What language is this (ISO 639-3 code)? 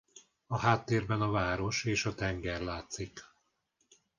hun